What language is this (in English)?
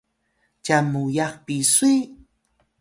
Atayal